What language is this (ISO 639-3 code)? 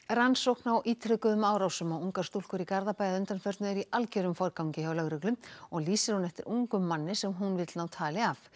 isl